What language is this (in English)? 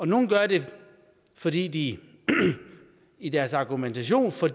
Danish